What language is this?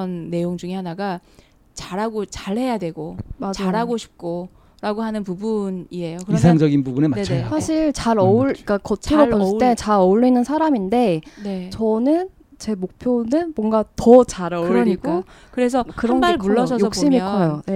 Korean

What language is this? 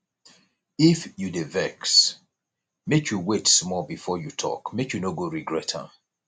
Nigerian Pidgin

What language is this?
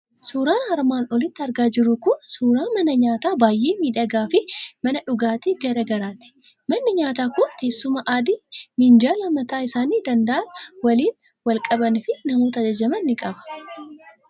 Oromo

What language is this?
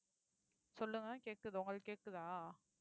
Tamil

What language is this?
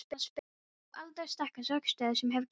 Icelandic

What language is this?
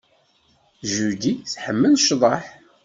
Kabyle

